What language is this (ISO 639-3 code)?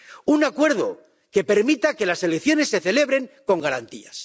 spa